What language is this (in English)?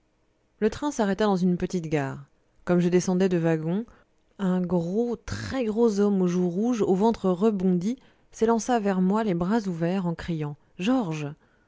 French